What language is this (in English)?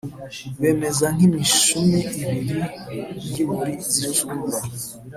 Kinyarwanda